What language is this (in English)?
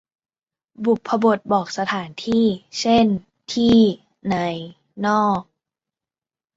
Thai